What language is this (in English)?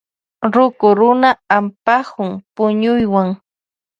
Loja Highland Quichua